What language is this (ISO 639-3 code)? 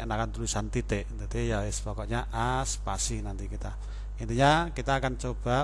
ind